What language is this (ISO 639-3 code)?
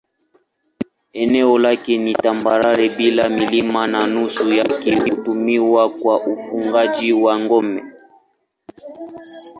swa